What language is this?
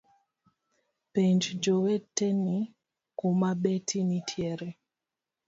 Luo (Kenya and Tanzania)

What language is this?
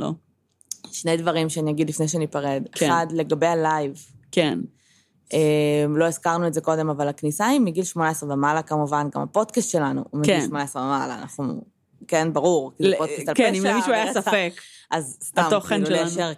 Hebrew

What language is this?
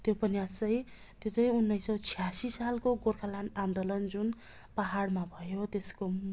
Nepali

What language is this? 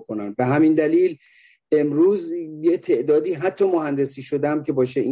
Persian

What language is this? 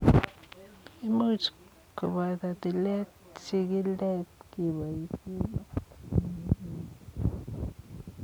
Kalenjin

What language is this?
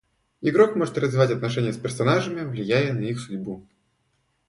Russian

